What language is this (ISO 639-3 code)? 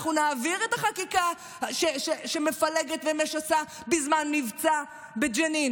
heb